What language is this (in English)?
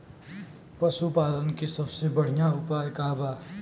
Bhojpuri